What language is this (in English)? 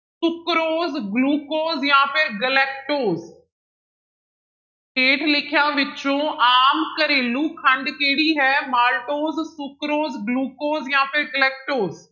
Punjabi